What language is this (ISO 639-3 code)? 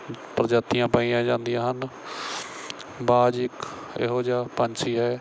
pan